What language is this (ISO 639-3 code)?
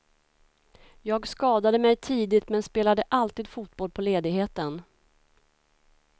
swe